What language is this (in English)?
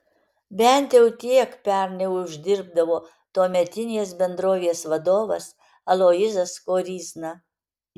Lithuanian